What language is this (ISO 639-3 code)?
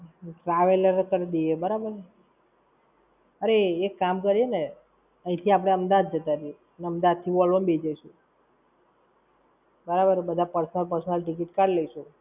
guj